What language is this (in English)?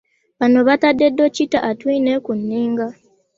Ganda